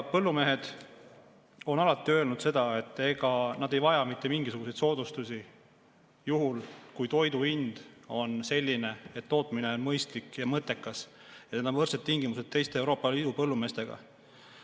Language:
Estonian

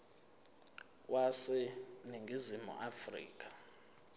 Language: Zulu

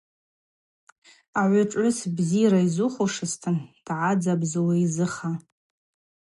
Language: Abaza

